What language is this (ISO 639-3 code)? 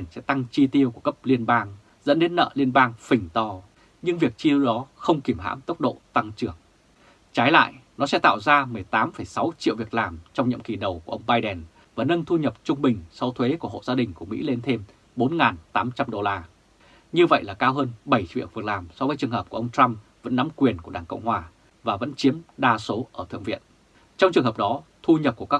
vie